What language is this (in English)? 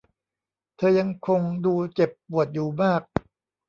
Thai